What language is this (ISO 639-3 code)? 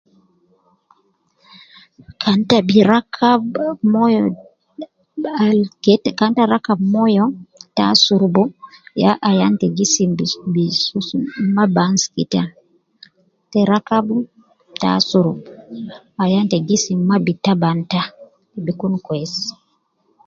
kcn